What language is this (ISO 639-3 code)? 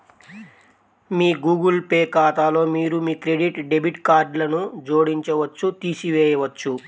tel